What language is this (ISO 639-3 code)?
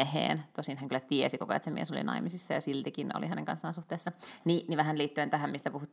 fin